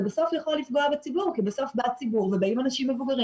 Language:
Hebrew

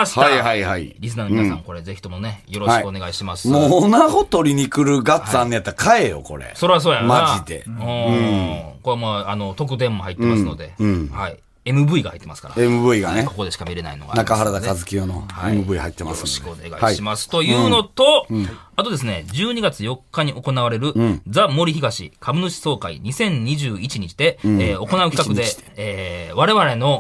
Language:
Japanese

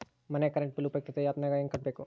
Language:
Kannada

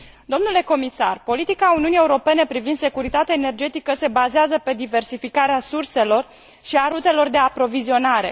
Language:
Romanian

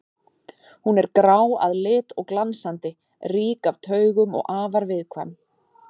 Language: Icelandic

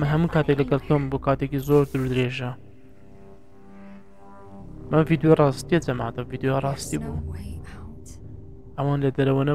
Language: Arabic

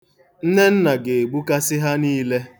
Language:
Igbo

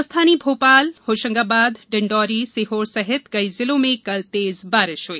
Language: Hindi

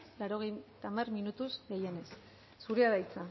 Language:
Basque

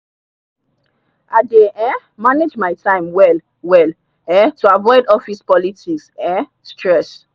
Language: Nigerian Pidgin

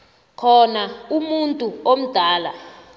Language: South Ndebele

